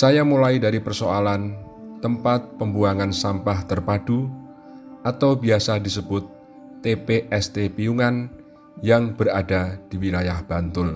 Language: Indonesian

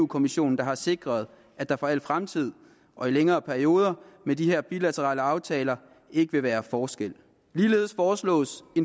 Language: Danish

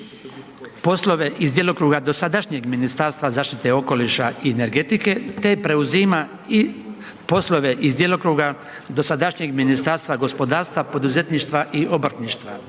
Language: Croatian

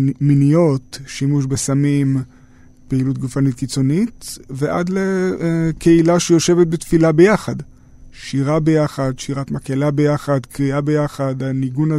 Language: Hebrew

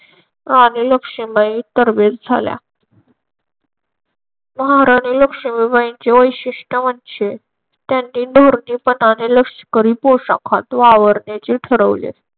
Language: Marathi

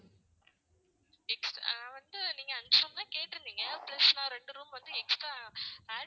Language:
Tamil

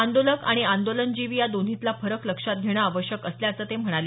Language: Marathi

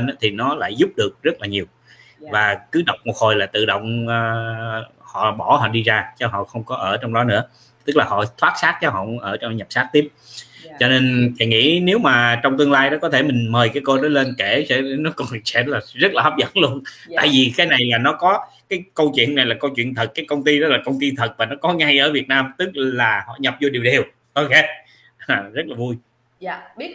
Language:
Vietnamese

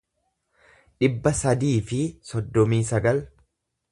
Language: Oromo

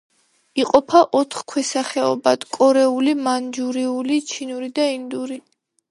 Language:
Georgian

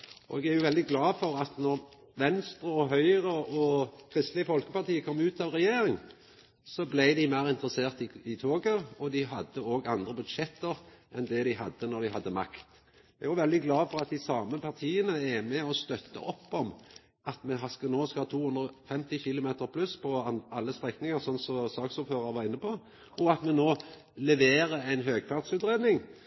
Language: Norwegian Nynorsk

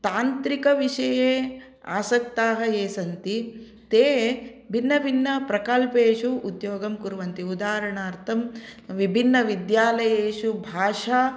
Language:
Sanskrit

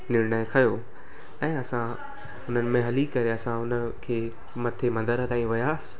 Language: Sindhi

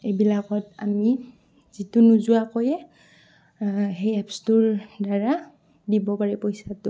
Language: Assamese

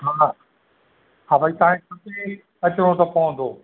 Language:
Sindhi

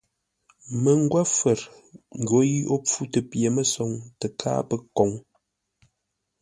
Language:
Ngombale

